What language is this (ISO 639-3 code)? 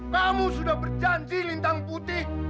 ind